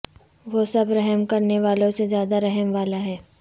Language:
Urdu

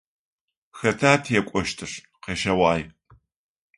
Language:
Adyghe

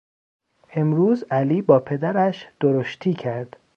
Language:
Persian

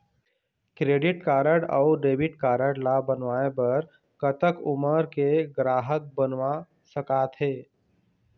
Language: Chhattisgarhi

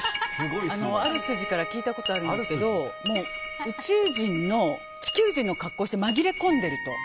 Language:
Japanese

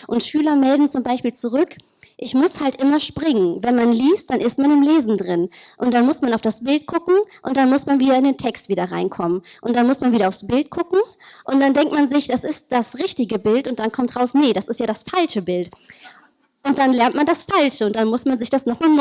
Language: German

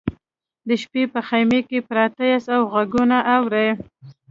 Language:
Pashto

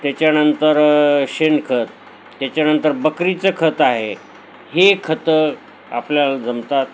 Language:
Marathi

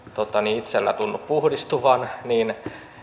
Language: Finnish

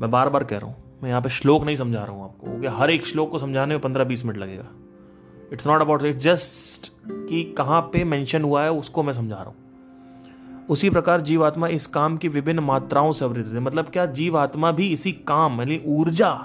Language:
Hindi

